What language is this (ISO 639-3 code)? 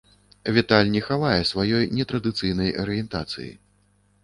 bel